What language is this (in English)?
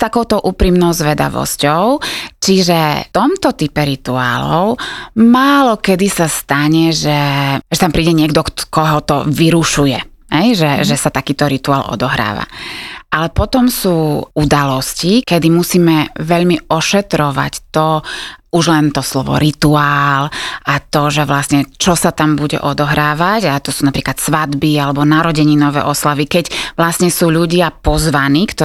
Slovak